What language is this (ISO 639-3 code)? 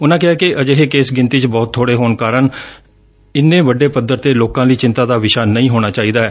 pan